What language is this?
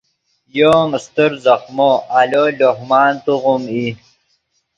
Yidgha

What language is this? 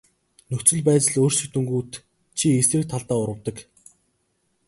Mongolian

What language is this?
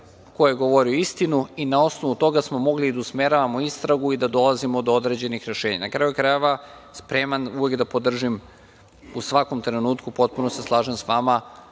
Serbian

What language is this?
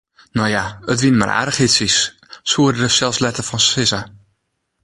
Western Frisian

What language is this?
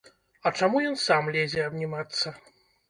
Belarusian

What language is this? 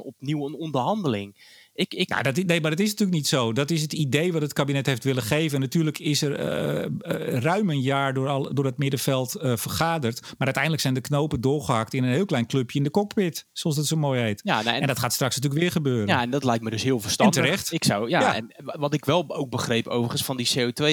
Dutch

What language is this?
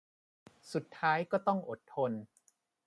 Thai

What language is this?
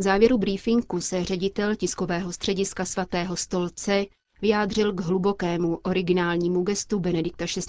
Czech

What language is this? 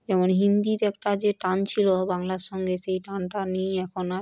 Bangla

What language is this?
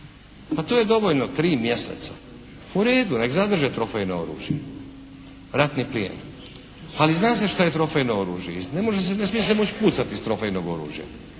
Croatian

